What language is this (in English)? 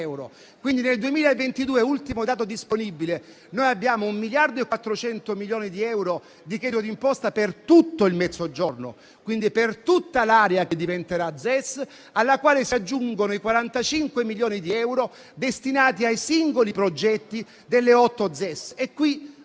Italian